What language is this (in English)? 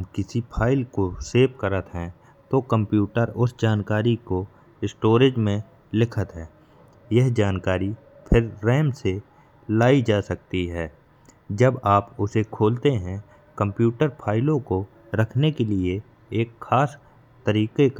Bundeli